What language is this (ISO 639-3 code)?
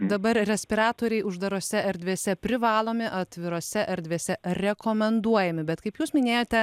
lit